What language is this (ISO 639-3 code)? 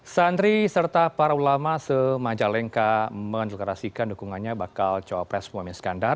ind